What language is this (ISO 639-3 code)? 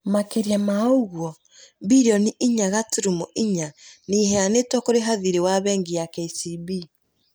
kik